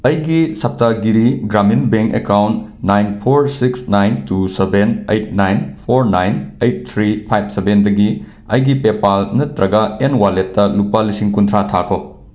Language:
Manipuri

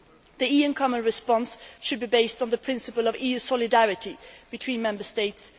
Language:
English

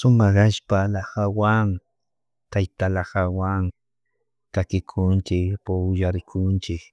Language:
Chimborazo Highland Quichua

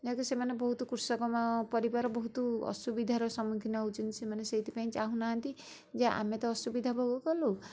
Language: Odia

